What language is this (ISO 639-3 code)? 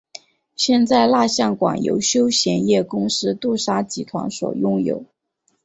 zho